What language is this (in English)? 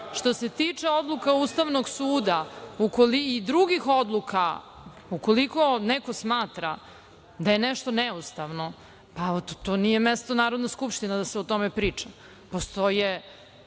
Serbian